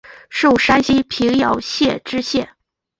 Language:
Chinese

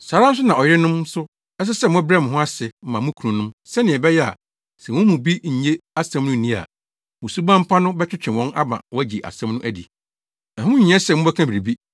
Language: Akan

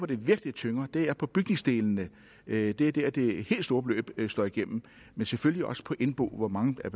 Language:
Danish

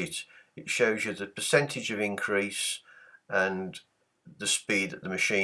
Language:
English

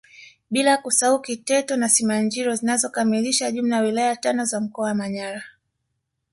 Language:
Swahili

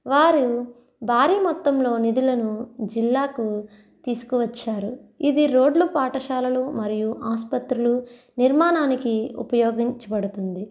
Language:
Telugu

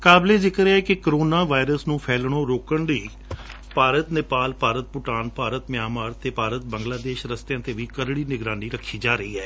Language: Punjabi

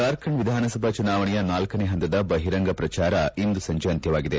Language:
Kannada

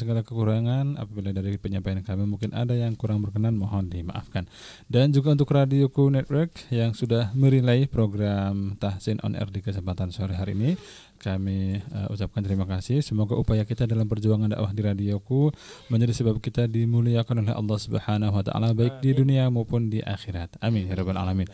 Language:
Indonesian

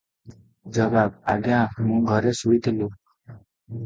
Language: Odia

